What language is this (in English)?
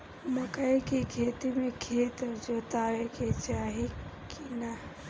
Bhojpuri